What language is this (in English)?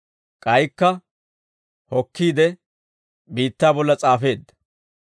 Dawro